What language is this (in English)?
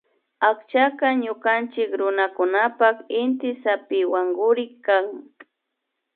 Imbabura Highland Quichua